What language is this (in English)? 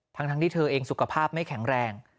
Thai